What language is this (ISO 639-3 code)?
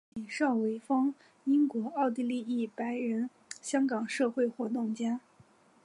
zho